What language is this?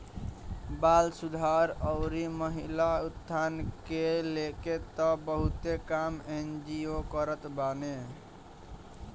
Bhojpuri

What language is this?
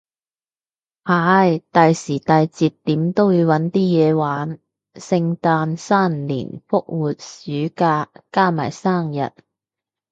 Cantonese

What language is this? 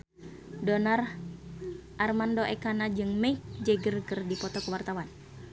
Sundanese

